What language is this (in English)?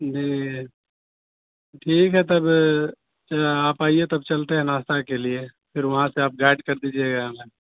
Urdu